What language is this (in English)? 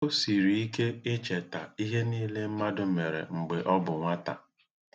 Igbo